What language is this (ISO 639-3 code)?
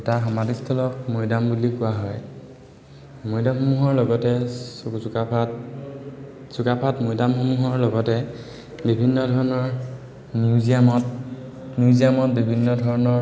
asm